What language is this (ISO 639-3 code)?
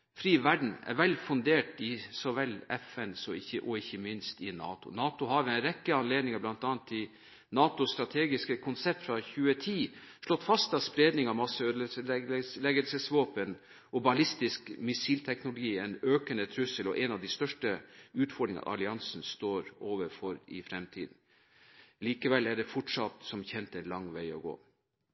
nob